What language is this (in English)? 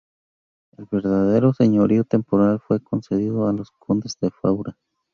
Spanish